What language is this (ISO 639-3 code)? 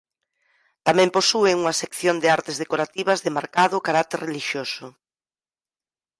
glg